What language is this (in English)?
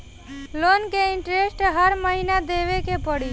Bhojpuri